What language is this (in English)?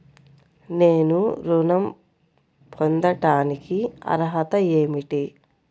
Telugu